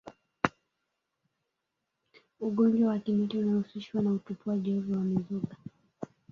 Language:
Swahili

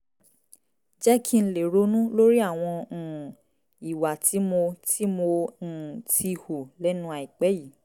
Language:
Yoruba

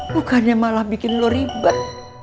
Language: Indonesian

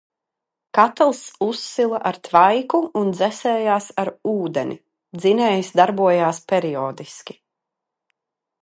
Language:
Latvian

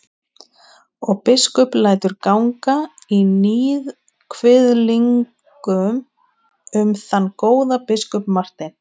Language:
Icelandic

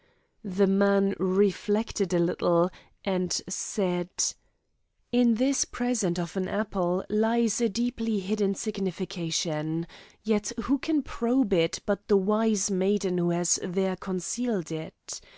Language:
English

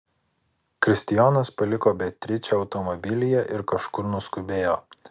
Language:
Lithuanian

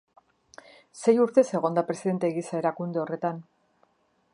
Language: Basque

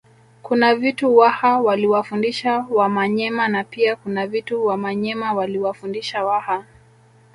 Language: Swahili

